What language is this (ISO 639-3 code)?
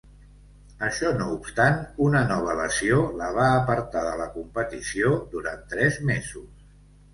cat